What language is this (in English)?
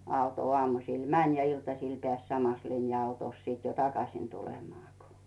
Finnish